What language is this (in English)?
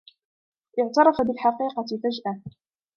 Arabic